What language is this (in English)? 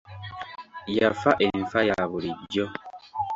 Ganda